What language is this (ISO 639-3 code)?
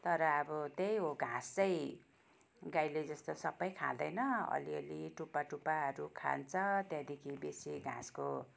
nep